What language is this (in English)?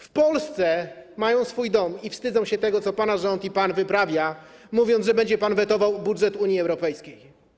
Polish